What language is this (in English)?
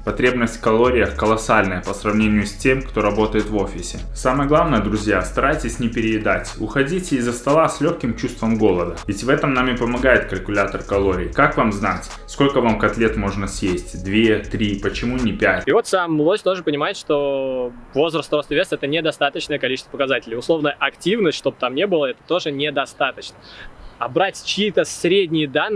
Russian